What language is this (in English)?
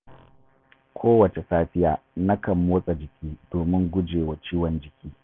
Hausa